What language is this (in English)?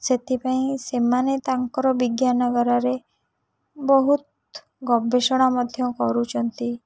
Odia